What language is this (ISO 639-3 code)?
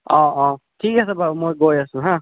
asm